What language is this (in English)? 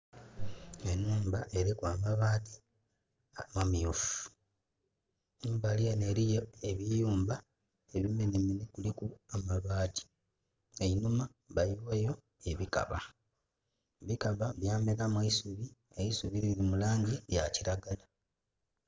Soga